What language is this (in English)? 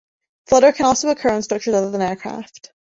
English